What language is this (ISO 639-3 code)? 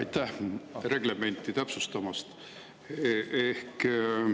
est